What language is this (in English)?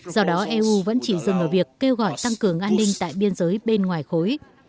Vietnamese